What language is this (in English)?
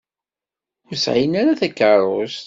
Kabyle